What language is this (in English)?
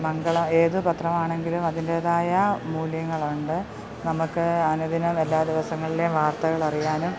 Malayalam